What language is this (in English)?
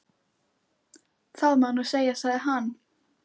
Icelandic